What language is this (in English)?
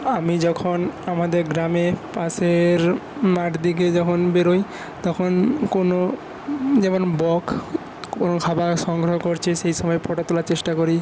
Bangla